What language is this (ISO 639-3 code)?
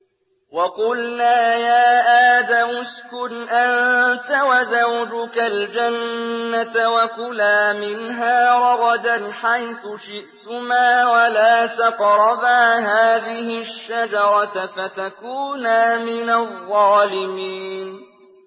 ara